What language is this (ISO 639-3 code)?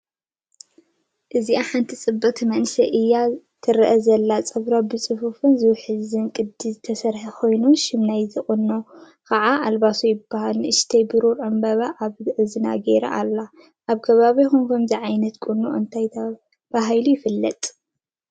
tir